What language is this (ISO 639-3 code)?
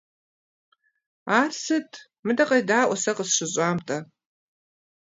kbd